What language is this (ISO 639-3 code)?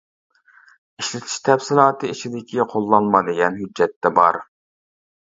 uig